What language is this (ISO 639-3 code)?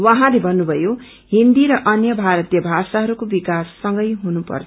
nep